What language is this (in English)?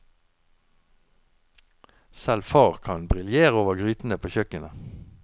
Norwegian